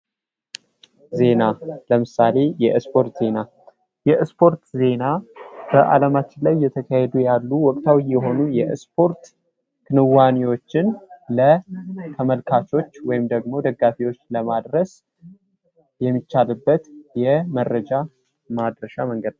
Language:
Amharic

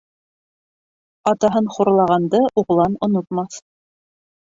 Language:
Bashkir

